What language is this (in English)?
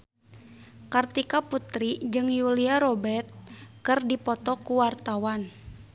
Sundanese